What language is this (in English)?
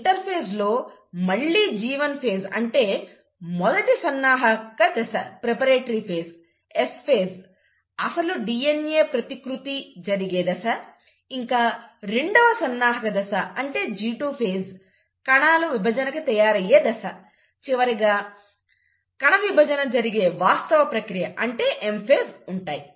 Telugu